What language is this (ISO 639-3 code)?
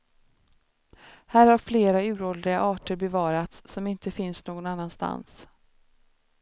swe